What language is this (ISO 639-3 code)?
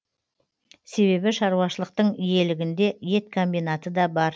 kaz